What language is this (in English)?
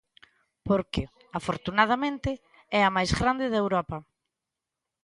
Galician